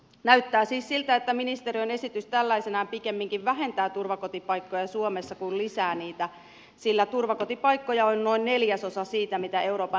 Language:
Finnish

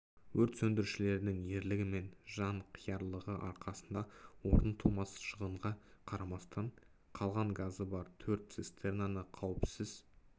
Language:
Kazakh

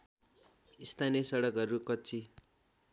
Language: Nepali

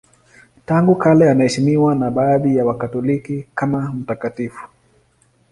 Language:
Swahili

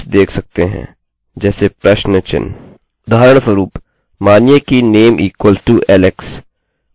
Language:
Hindi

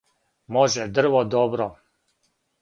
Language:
Serbian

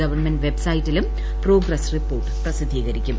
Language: Malayalam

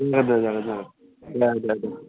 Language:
Bodo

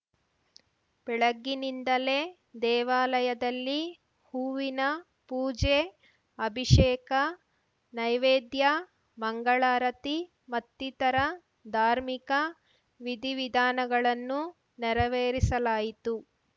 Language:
Kannada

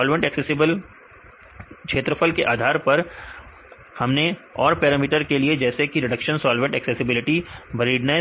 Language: Hindi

